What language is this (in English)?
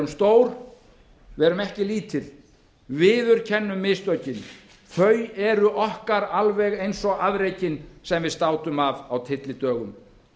Icelandic